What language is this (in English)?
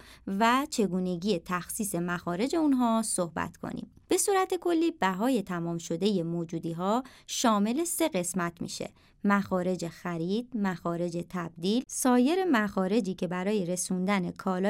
Persian